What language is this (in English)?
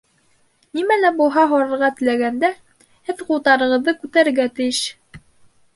Bashkir